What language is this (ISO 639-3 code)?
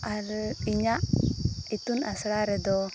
sat